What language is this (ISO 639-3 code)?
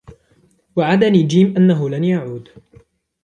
ara